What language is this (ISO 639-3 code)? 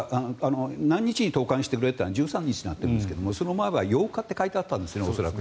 jpn